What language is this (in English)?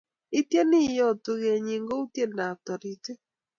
Kalenjin